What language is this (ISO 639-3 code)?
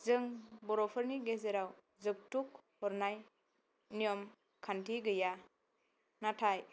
brx